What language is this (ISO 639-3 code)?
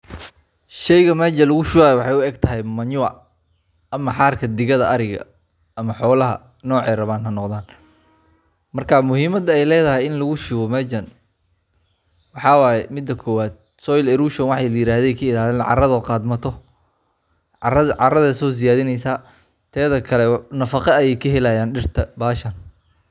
som